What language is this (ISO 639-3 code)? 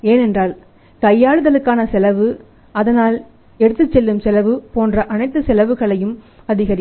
tam